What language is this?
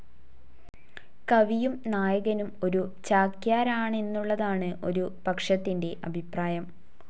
Malayalam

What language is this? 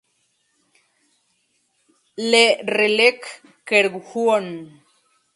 Spanish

